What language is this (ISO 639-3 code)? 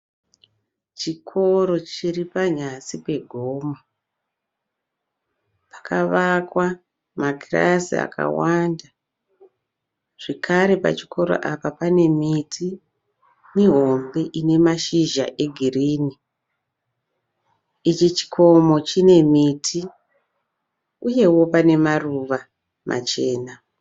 sna